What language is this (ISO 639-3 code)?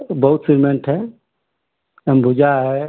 hin